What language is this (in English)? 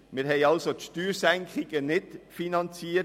Swiss German